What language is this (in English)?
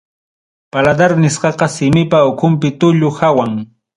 Ayacucho Quechua